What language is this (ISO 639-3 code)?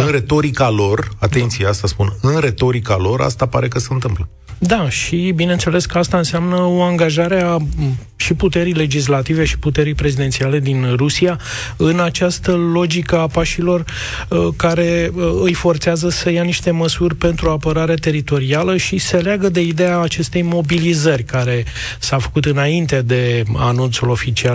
ron